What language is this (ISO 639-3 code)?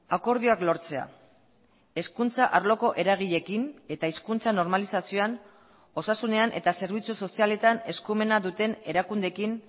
eus